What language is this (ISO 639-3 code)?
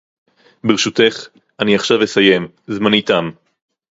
heb